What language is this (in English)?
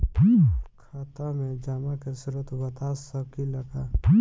Bhojpuri